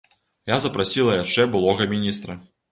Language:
Belarusian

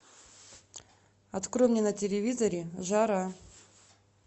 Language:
Russian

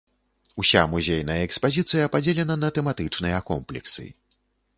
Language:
Belarusian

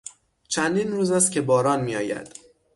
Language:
Persian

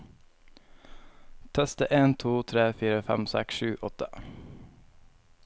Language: Norwegian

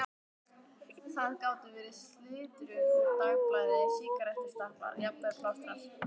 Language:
Icelandic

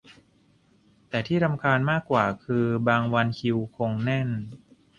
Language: Thai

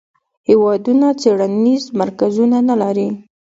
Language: Pashto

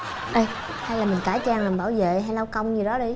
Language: Vietnamese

